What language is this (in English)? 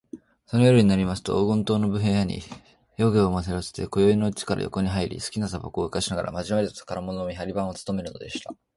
Japanese